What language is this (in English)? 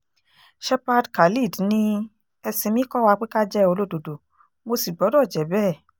Yoruba